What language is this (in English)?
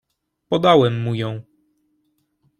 Polish